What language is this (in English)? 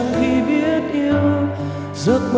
Vietnamese